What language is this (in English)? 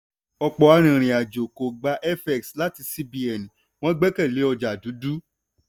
Yoruba